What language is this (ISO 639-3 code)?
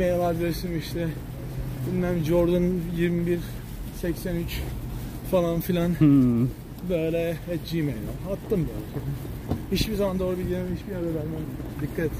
tur